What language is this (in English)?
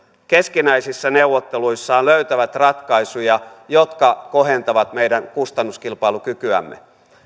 Finnish